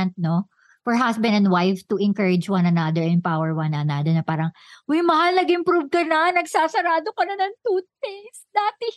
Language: Filipino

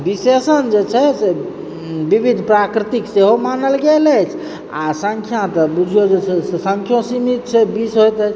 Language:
Maithili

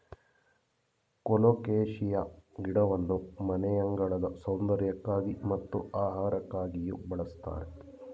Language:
Kannada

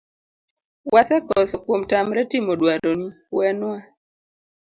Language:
Luo (Kenya and Tanzania)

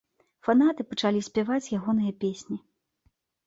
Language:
Belarusian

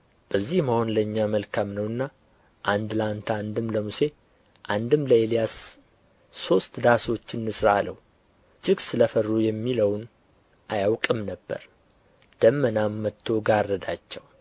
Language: Amharic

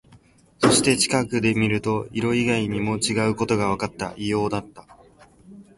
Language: Japanese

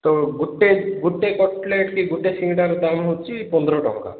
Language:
Odia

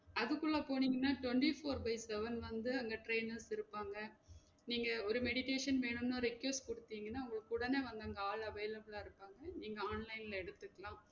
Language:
Tamil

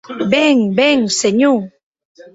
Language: Occitan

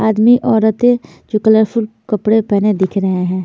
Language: Hindi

